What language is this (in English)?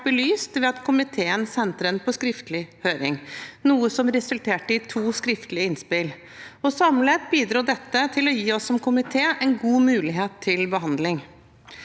Norwegian